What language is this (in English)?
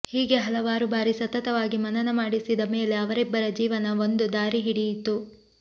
Kannada